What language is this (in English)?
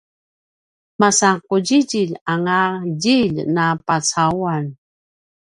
Paiwan